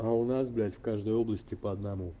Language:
Russian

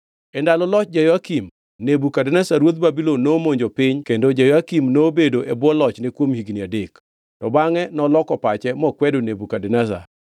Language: Luo (Kenya and Tanzania)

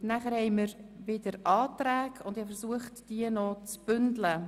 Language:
Swiss German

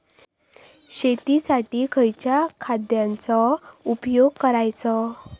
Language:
Marathi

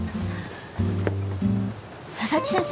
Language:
Japanese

